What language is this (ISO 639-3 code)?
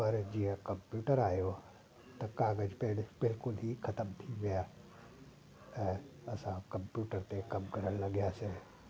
snd